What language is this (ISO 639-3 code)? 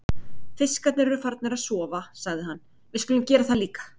isl